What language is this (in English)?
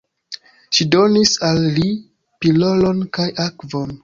Esperanto